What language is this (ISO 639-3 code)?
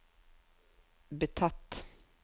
nor